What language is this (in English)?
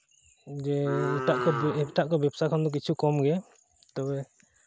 Santali